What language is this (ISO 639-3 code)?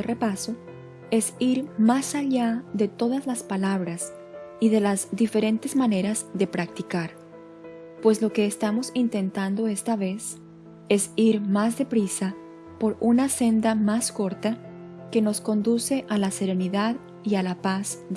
spa